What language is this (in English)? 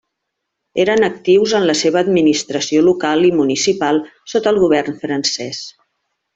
Catalan